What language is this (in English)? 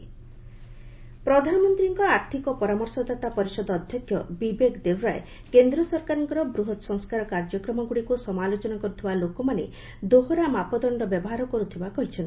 Odia